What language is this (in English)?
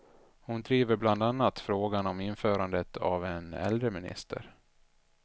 Swedish